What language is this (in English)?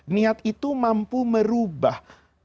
Indonesian